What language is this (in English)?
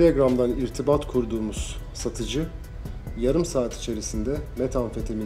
Turkish